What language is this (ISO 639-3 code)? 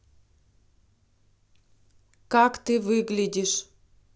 rus